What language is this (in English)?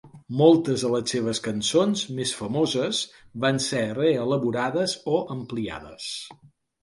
Catalan